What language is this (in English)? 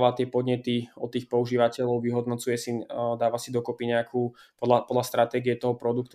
Slovak